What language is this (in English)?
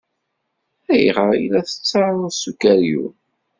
Kabyle